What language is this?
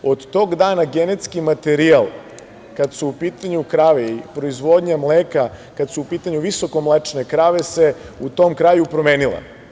Serbian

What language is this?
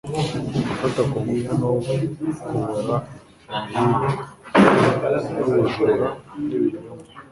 Kinyarwanda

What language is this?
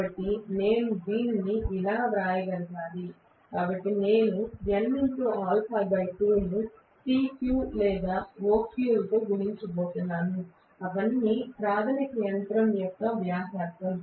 Telugu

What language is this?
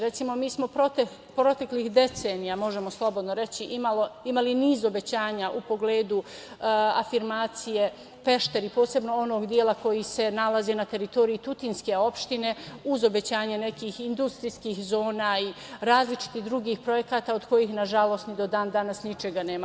Serbian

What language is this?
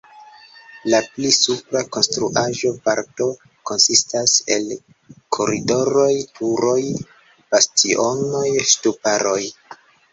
Esperanto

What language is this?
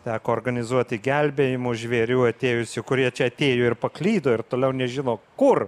Lithuanian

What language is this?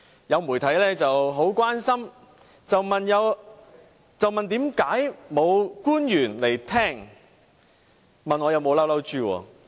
Cantonese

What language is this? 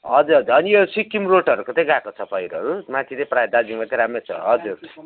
Nepali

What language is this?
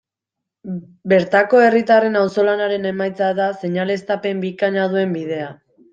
Basque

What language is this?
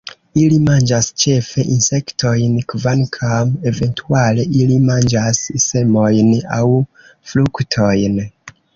Esperanto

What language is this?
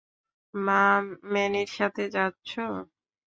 Bangla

